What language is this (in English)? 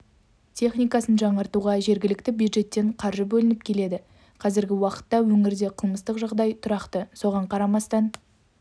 Kazakh